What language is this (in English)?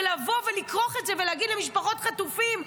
Hebrew